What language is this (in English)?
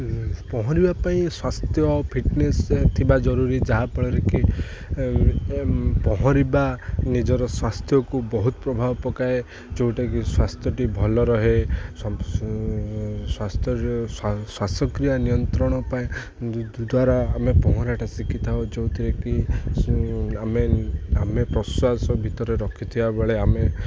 Odia